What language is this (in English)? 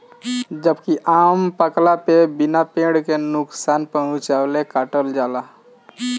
Bhojpuri